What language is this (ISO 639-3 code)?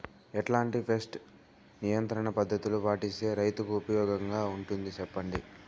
tel